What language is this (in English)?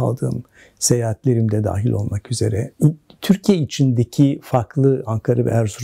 Turkish